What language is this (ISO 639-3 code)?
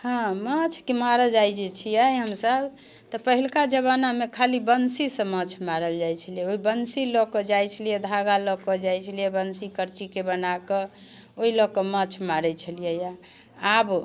mai